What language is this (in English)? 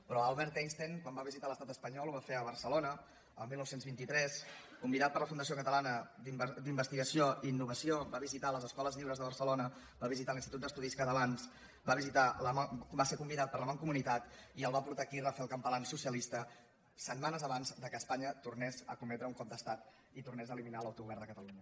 Catalan